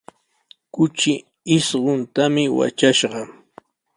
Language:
Sihuas Ancash Quechua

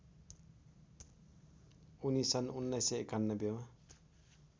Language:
Nepali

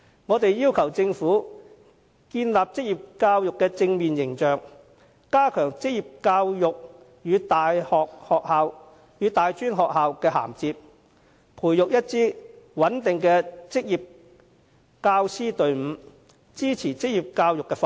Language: Cantonese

